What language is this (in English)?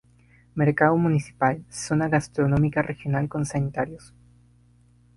Spanish